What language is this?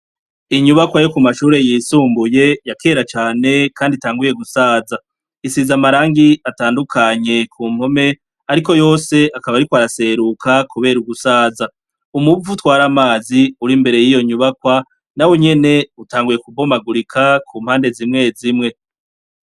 Rundi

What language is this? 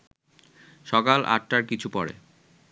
Bangla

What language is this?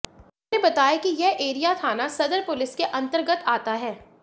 Hindi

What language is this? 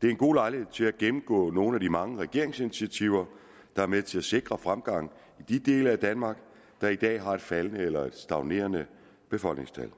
Danish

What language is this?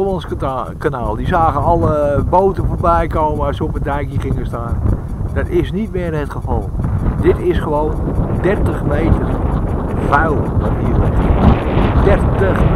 Dutch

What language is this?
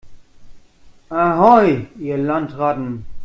German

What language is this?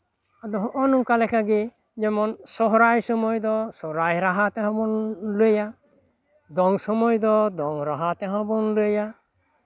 Santali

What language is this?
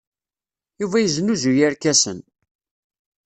Kabyle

